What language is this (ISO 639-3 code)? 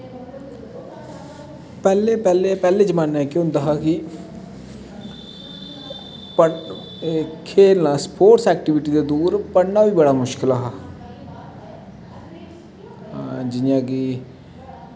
doi